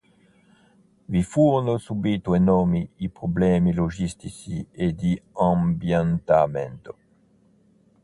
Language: Italian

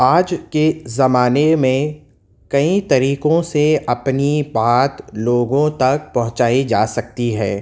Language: Urdu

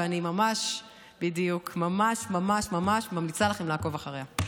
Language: Hebrew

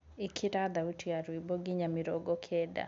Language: Kikuyu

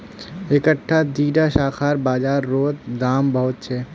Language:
Magahi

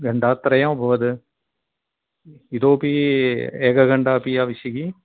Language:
Sanskrit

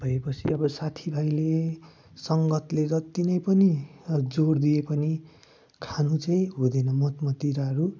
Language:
Nepali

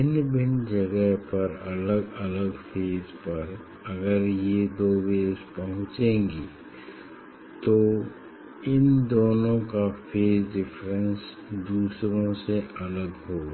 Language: Hindi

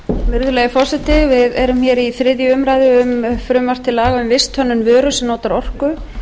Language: Icelandic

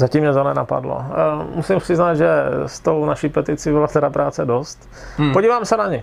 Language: Czech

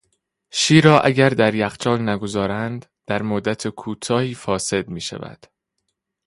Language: Persian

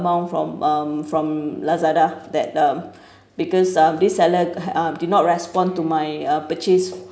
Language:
English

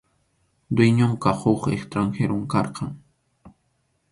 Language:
Arequipa-La Unión Quechua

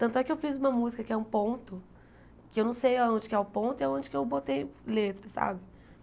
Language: Portuguese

